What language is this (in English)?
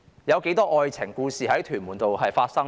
Cantonese